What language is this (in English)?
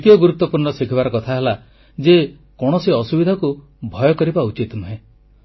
Odia